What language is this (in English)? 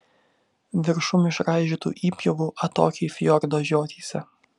Lithuanian